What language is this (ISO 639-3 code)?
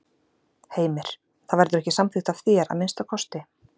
isl